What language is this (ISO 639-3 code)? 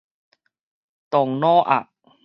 nan